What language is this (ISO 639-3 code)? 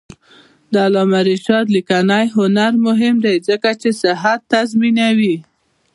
pus